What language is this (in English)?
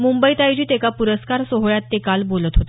Marathi